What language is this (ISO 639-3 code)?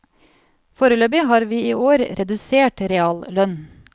nor